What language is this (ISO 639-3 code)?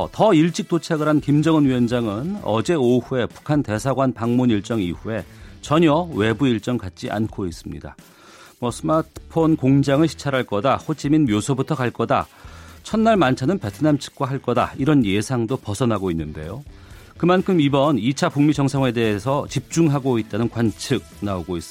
kor